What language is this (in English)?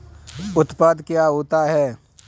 Hindi